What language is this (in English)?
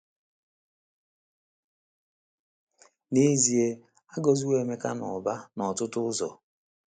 Igbo